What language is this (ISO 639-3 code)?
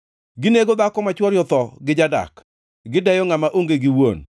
luo